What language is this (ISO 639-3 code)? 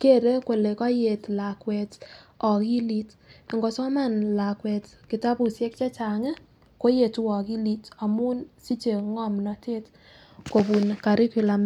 kln